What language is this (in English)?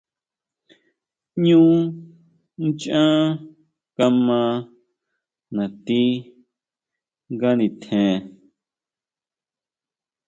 Huautla Mazatec